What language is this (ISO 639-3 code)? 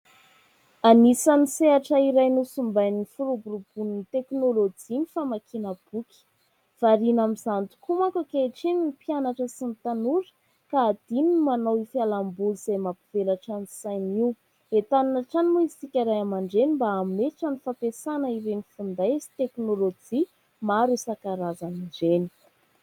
mlg